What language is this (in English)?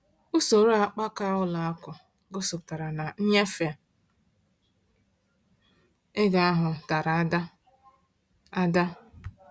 Igbo